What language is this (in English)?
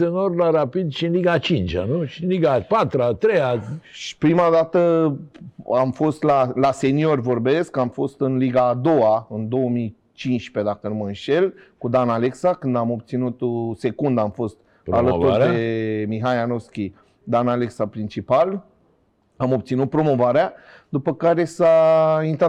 Romanian